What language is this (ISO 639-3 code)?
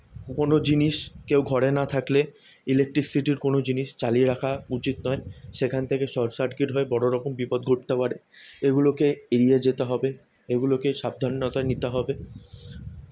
ben